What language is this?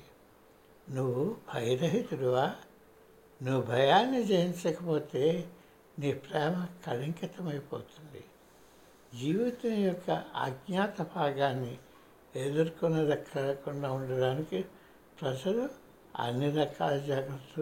Telugu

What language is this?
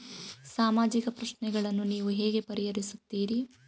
Kannada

